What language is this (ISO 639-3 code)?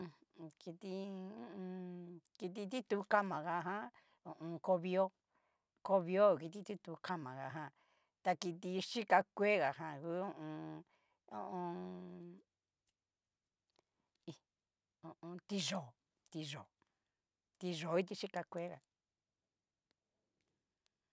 miu